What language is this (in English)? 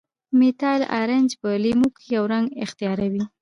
Pashto